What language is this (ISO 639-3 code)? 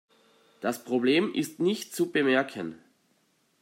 deu